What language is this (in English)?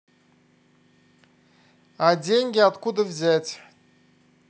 Russian